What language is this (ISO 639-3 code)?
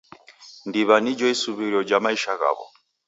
dav